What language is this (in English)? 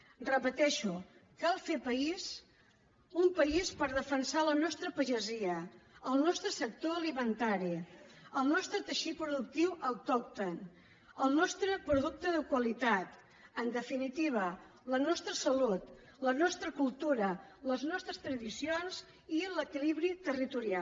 Catalan